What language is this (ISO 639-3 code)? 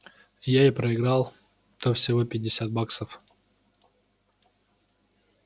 rus